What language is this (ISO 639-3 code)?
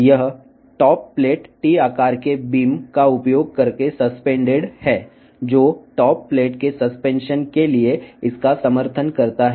tel